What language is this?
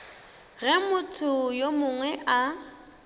Northern Sotho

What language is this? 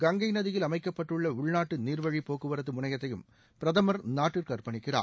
Tamil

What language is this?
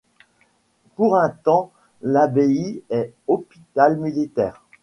French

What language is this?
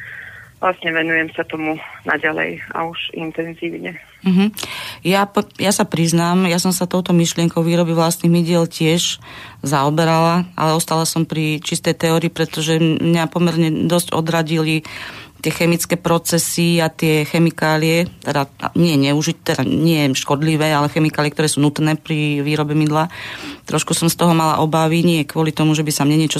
Slovak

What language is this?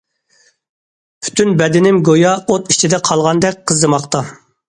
Uyghur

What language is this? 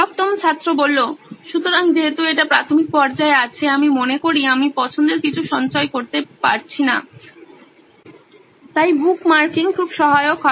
Bangla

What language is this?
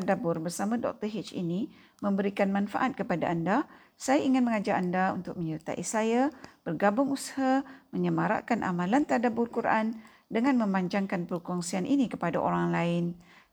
Malay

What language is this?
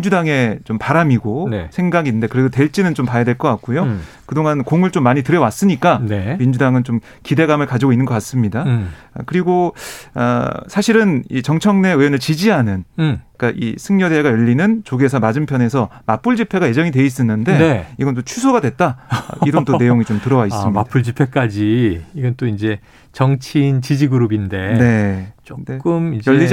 Korean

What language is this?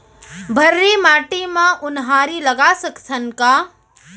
Chhattisgarhi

